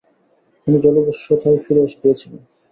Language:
Bangla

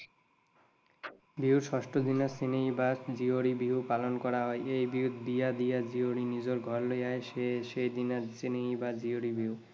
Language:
Assamese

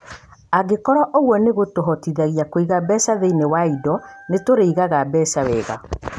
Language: Kikuyu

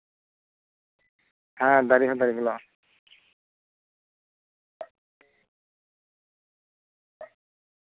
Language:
Santali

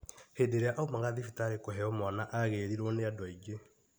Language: Kikuyu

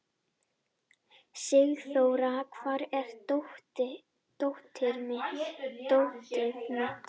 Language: Icelandic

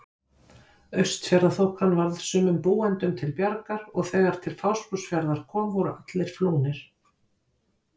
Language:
Icelandic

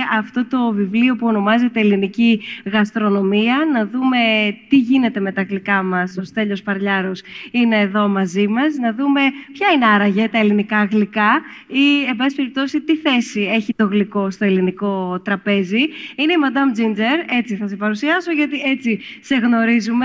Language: Greek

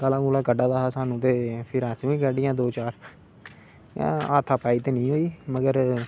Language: Dogri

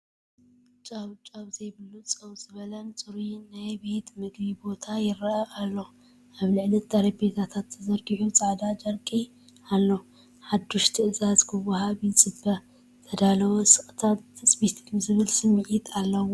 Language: Tigrinya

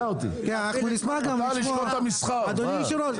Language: Hebrew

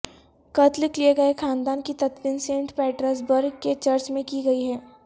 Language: Urdu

